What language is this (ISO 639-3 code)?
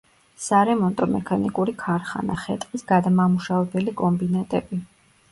kat